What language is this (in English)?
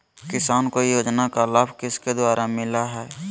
Magahi